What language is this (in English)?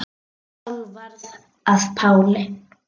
Icelandic